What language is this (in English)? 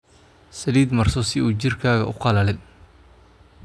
Somali